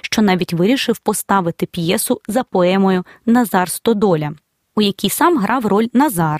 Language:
Ukrainian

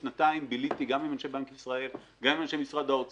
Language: Hebrew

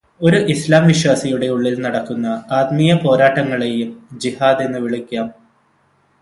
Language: Malayalam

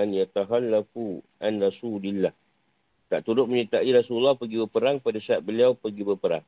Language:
Malay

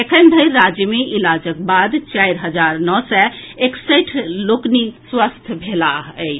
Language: Maithili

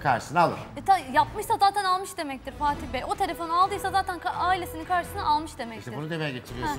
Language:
Turkish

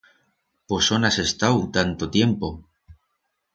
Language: Aragonese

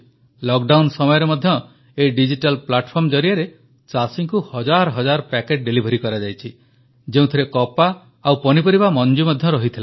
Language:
Odia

